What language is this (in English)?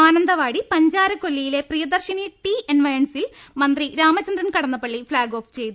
Malayalam